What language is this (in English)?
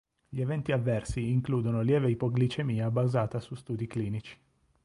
Italian